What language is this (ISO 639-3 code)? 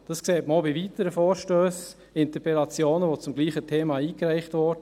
gsw